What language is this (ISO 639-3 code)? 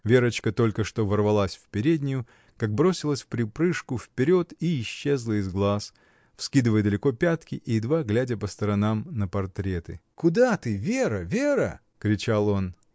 rus